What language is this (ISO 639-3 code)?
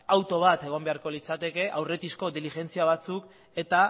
eus